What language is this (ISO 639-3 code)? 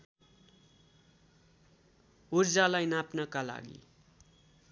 nep